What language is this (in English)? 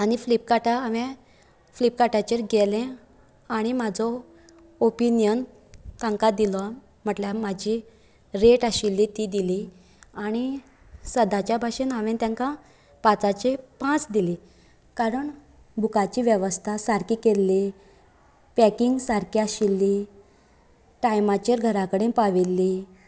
Konkani